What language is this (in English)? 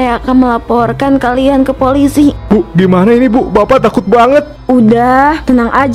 Indonesian